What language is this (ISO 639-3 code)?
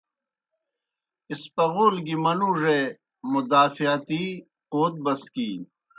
plk